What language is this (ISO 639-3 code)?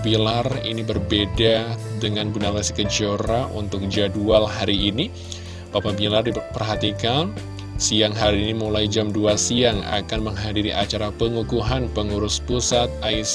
ind